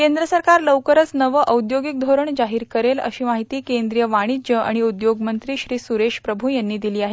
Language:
Marathi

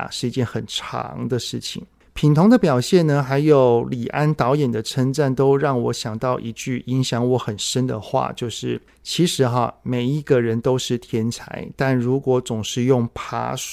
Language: Chinese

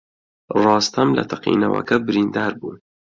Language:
Central Kurdish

